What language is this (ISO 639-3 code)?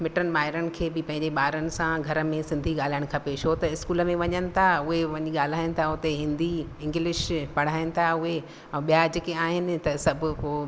snd